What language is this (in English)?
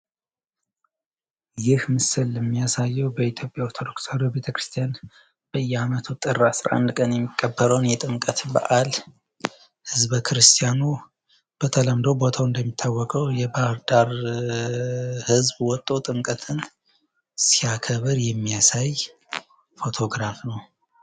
Amharic